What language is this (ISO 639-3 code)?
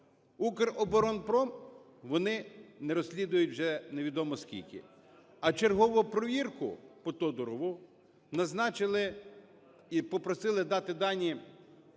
ukr